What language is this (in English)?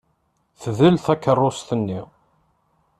Kabyle